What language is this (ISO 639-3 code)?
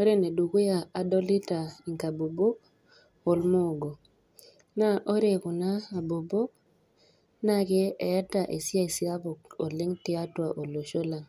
mas